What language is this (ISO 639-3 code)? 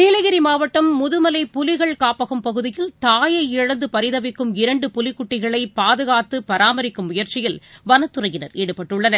tam